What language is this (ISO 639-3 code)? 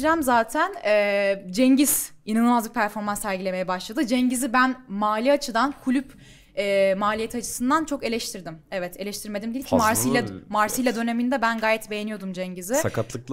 tur